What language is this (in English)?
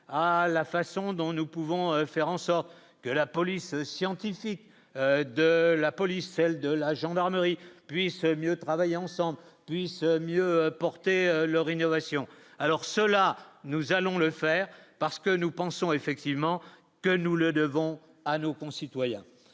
French